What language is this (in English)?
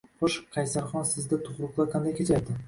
Uzbek